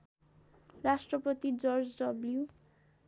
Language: Nepali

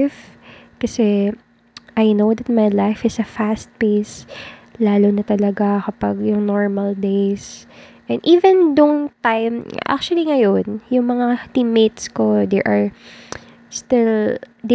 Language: Filipino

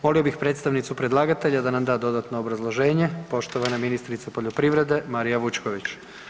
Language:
Croatian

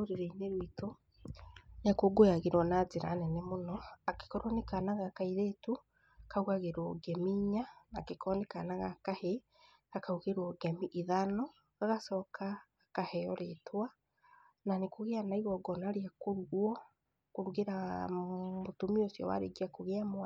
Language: Kikuyu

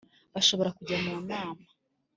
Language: Kinyarwanda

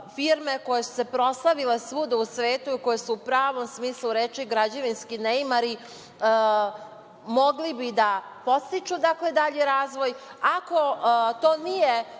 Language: Serbian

